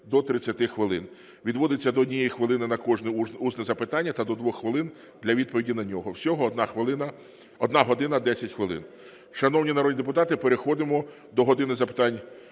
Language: Ukrainian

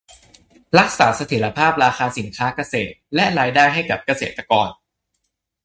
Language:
Thai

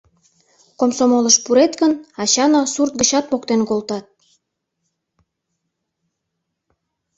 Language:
Mari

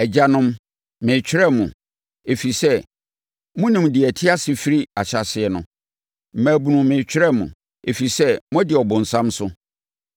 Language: Akan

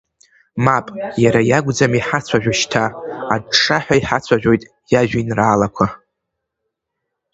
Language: Abkhazian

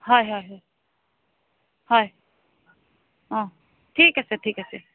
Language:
Assamese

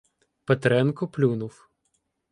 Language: Ukrainian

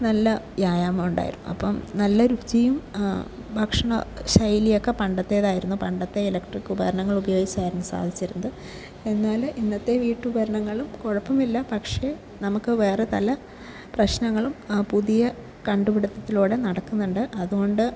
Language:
Malayalam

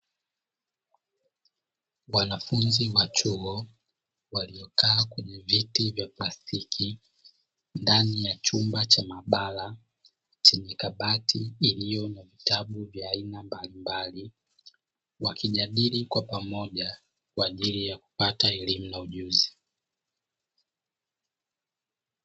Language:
Swahili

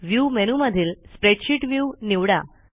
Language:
Marathi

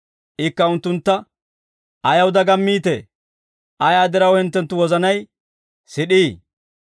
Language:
Dawro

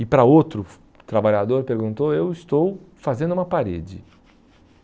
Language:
Portuguese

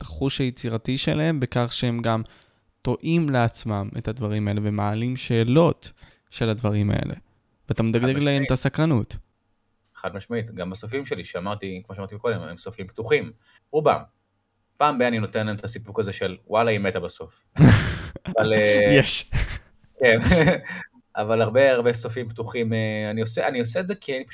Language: Hebrew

